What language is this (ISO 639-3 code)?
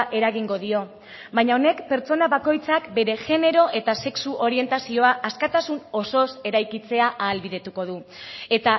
eus